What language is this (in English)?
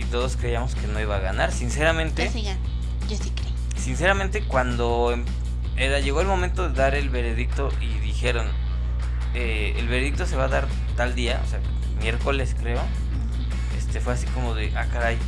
Spanish